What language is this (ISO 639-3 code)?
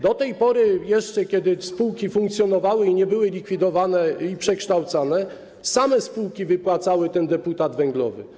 pol